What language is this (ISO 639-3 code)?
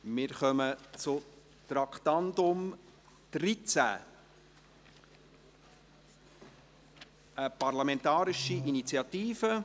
gsw